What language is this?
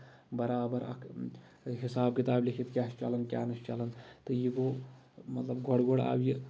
Kashmiri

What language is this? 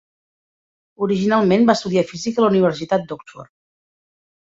Catalan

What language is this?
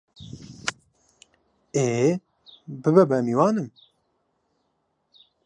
Central Kurdish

